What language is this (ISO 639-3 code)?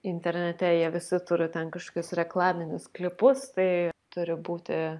lit